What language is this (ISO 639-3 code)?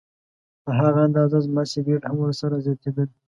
pus